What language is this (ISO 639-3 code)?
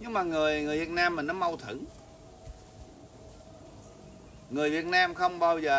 vie